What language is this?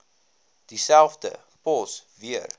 Afrikaans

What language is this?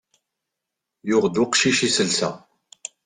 Kabyle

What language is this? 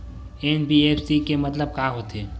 Chhattisgarhi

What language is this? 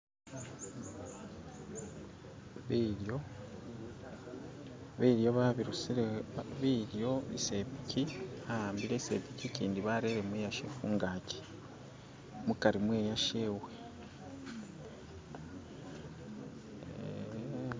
Masaaba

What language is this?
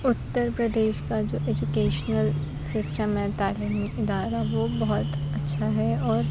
Urdu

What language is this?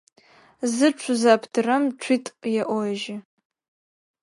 Adyghe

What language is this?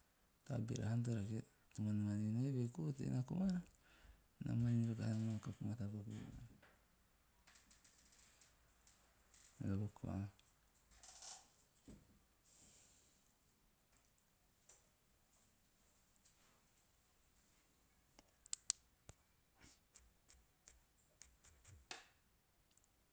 Teop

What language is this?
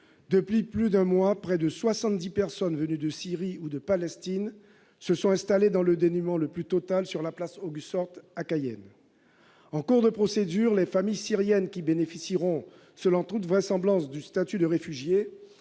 French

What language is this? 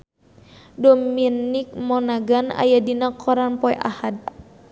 Sundanese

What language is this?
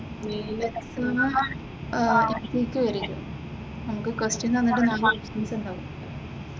Malayalam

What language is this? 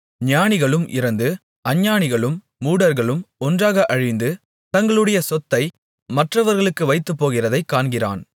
Tamil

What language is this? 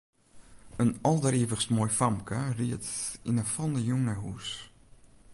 Western Frisian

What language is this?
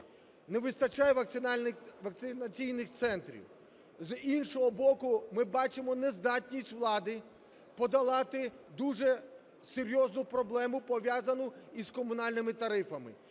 Ukrainian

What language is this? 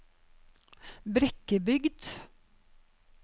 Norwegian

